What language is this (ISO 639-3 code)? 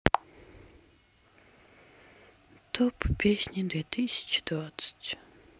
rus